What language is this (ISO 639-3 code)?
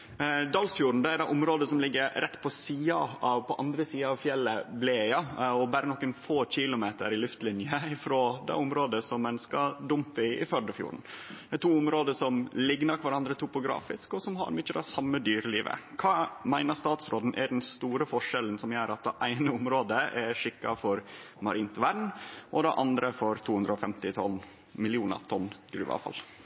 nno